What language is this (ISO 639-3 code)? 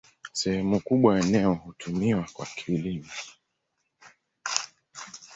swa